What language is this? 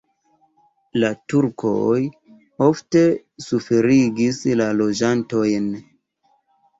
Esperanto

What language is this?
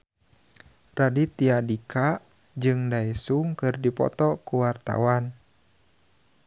Sundanese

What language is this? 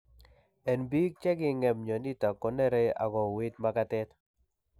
Kalenjin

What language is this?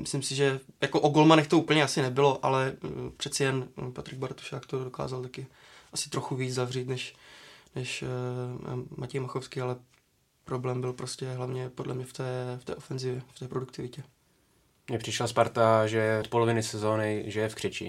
Czech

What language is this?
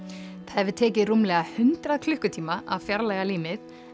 Icelandic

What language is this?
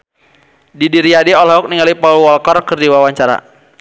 Sundanese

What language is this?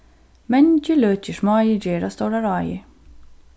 Faroese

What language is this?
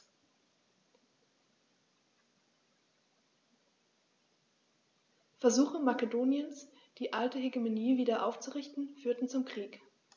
German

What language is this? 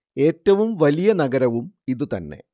Malayalam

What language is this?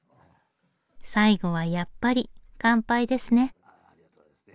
Japanese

